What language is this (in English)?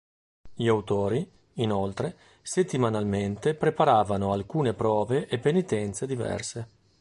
Italian